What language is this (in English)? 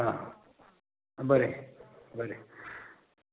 Konkani